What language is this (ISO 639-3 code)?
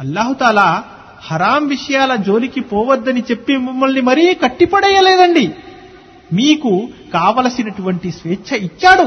tel